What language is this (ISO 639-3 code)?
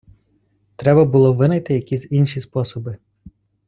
ukr